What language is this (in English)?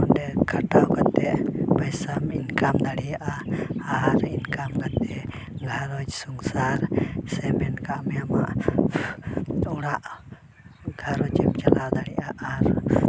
Santali